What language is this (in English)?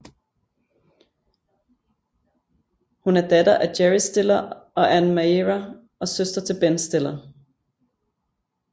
Danish